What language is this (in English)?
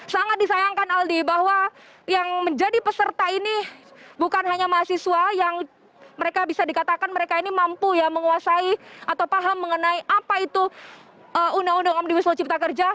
Indonesian